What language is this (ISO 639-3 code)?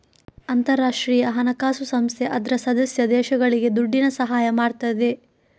kan